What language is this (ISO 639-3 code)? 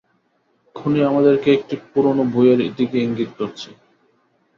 ben